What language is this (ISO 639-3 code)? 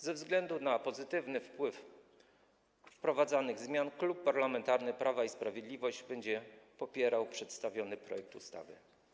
pol